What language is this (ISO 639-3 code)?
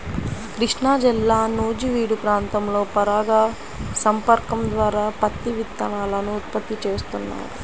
tel